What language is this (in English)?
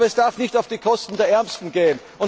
German